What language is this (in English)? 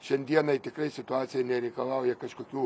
Lithuanian